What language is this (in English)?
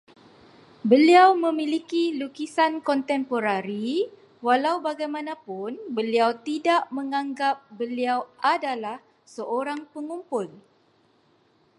Malay